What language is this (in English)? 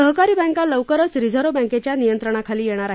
Marathi